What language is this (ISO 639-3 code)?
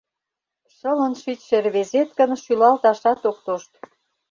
chm